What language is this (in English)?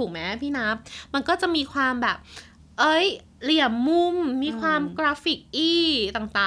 Thai